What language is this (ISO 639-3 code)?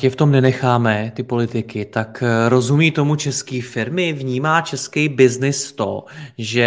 ces